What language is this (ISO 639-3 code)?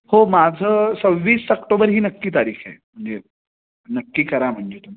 mar